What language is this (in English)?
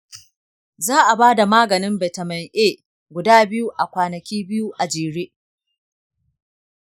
Hausa